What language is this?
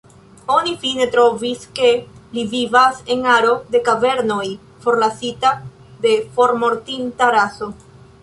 Esperanto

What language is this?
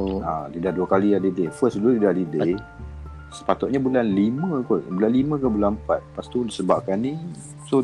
Malay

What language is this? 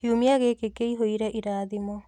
Kikuyu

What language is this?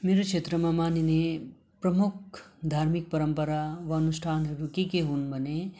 Nepali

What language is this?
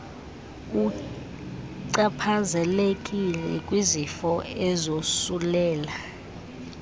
Xhosa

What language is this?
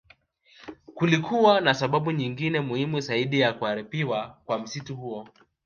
Swahili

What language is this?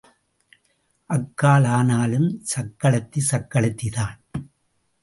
Tamil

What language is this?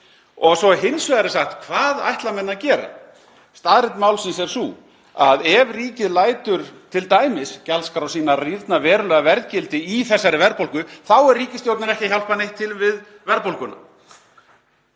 Icelandic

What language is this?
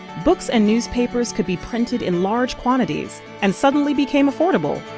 English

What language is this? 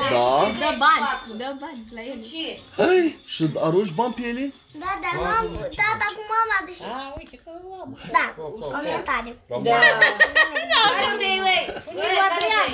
Romanian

